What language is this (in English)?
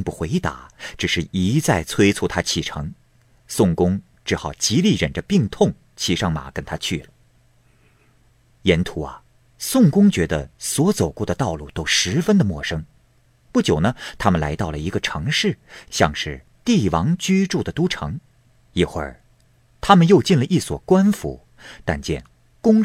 Chinese